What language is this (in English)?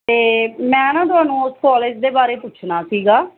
Punjabi